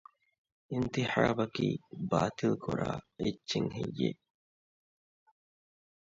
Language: Divehi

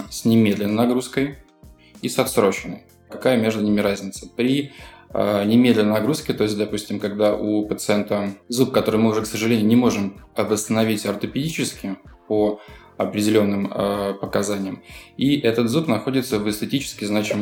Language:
Russian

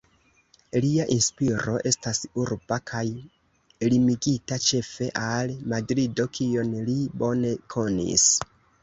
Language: Esperanto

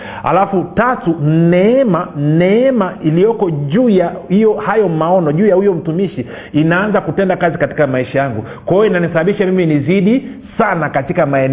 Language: Swahili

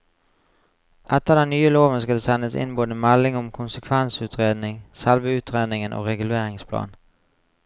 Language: Norwegian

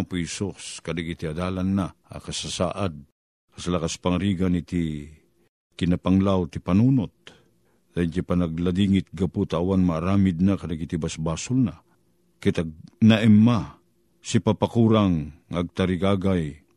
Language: Filipino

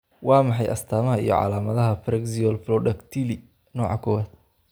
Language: Somali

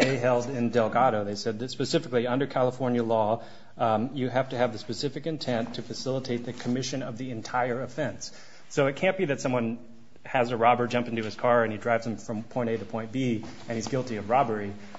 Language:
English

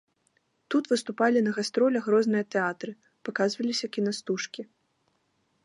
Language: Belarusian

